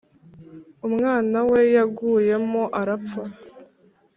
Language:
Kinyarwanda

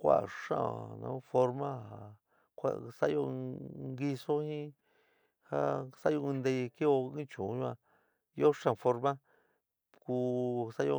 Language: San Miguel El Grande Mixtec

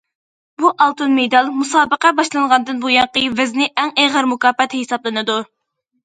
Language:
Uyghur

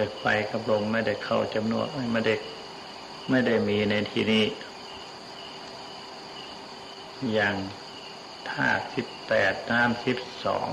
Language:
Thai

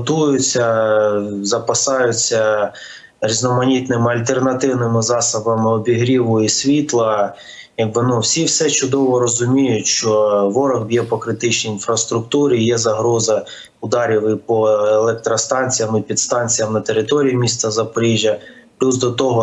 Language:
Ukrainian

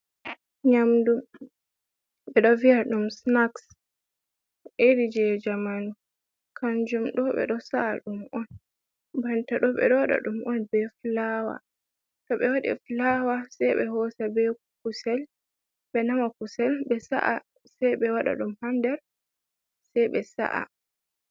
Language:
Fula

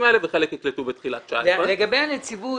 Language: Hebrew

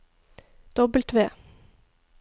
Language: Norwegian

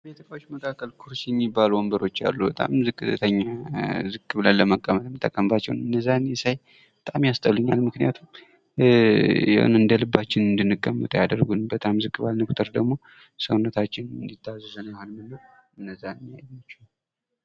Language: Amharic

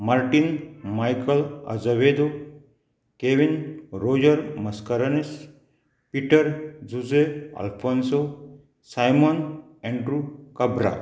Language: Konkani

